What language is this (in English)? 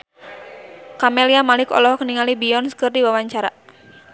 Sundanese